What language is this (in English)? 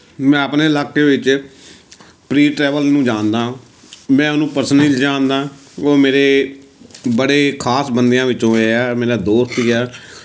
Punjabi